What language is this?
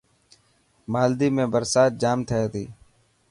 Dhatki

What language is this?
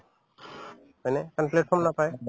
Assamese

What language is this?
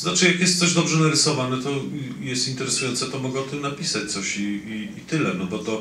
Polish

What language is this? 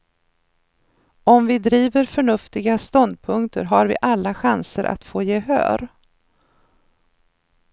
Swedish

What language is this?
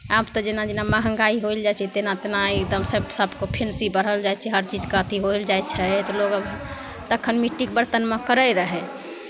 Maithili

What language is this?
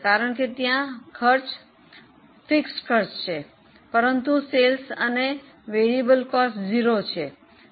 Gujarati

